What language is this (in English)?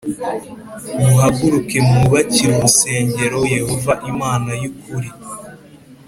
Kinyarwanda